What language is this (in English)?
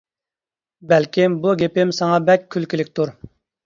Uyghur